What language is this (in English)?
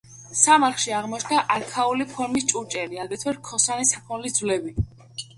Georgian